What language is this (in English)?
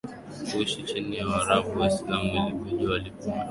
Swahili